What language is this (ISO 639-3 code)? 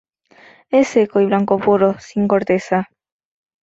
spa